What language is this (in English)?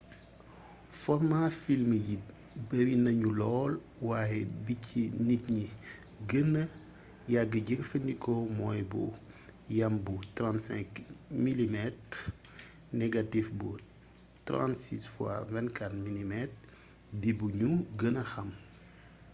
Wolof